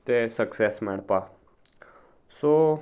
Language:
Konkani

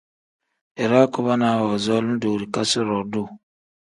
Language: Tem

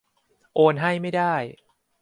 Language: Thai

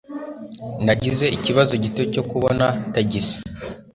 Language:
Kinyarwanda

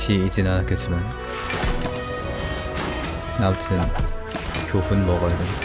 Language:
Korean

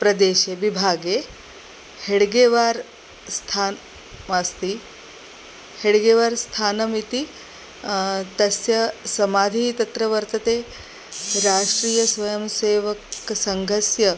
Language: Sanskrit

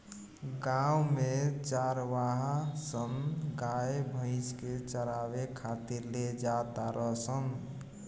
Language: Bhojpuri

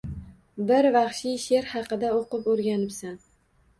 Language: Uzbek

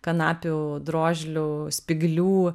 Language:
Lithuanian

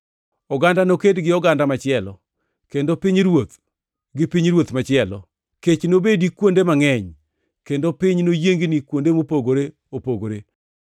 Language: Luo (Kenya and Tanzania)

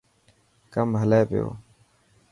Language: Dhatki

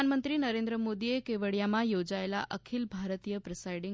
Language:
Gujarati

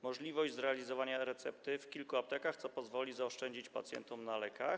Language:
Polish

